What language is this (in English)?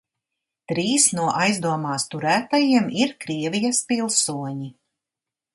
Latvian